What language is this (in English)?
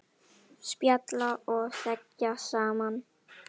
Icelandic